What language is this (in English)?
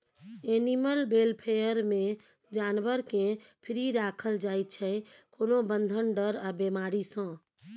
Maithili